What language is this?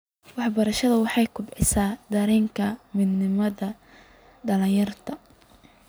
Somali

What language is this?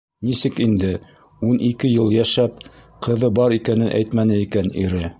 Bashkir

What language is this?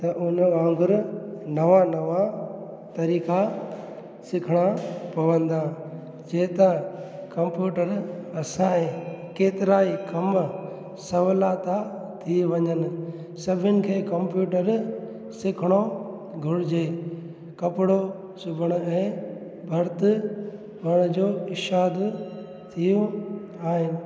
Sindhi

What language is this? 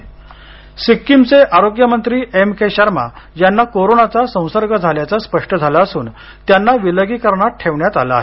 Marathi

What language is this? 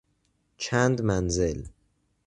Persian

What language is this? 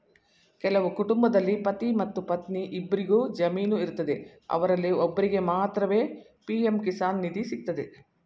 Kannada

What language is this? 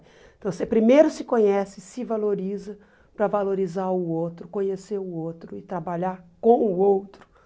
Portuguese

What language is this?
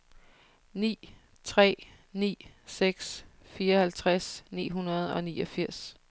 Danish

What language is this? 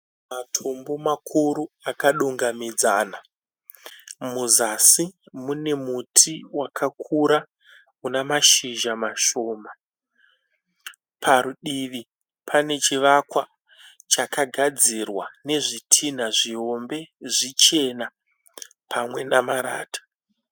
Shona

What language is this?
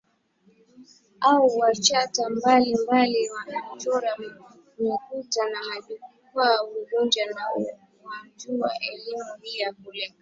Swahili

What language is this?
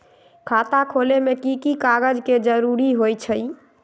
Magahi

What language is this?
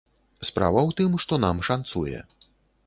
Belarusian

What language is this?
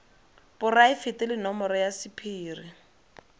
Tswana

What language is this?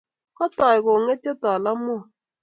Kalenjin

